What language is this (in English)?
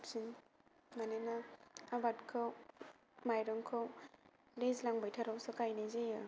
Bodo